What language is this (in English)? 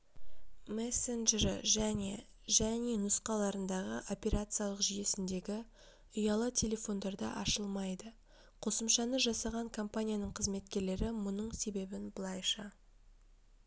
Kazakh